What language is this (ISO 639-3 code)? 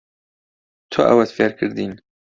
ckb